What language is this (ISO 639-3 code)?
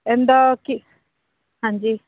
pan